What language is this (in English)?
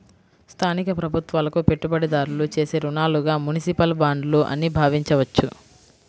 Telugu